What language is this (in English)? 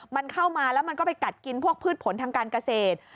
Thai